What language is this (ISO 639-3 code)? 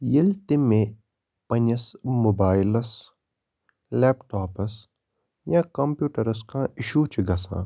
kas